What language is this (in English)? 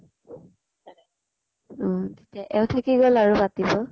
Assamese